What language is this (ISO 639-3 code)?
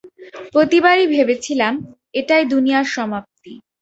ben